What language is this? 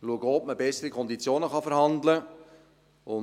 Swiss German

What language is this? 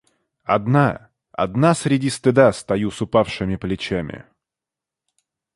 Russian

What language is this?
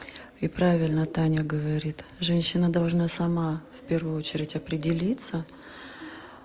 Russian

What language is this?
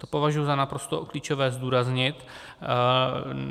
Czech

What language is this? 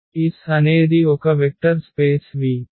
Telugu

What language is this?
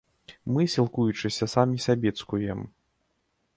Belarusian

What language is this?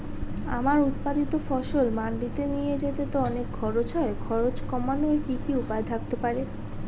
Bangla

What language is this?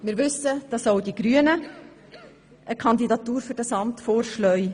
Swiss German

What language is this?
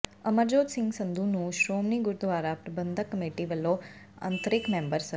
Punjabi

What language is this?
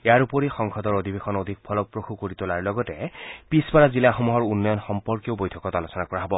Assamese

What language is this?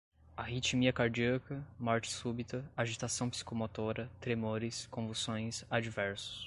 Portuguese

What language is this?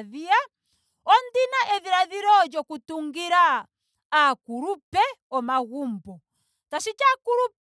Ndonga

